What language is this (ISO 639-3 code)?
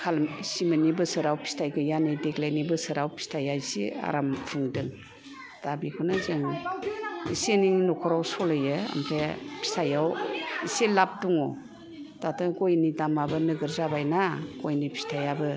brx